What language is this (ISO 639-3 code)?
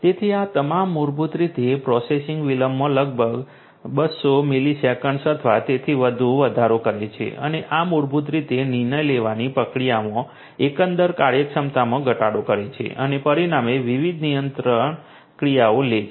guj